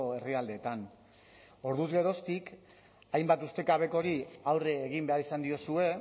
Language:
Basque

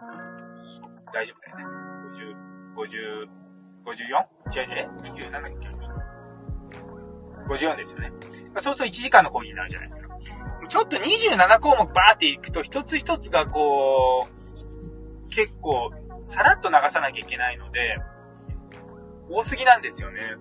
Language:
Japanese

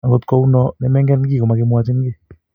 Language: Kalenjin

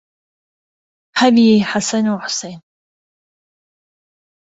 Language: Central Kurdish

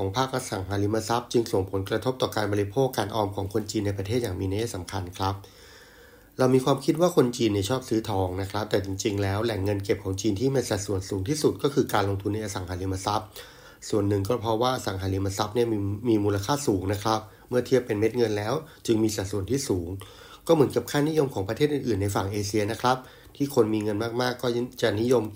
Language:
Thai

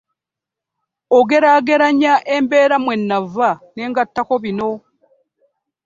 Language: Ganda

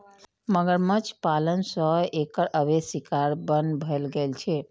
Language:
Maithili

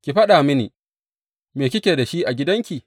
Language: Hausa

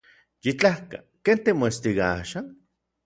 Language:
Orizaba Nahuatl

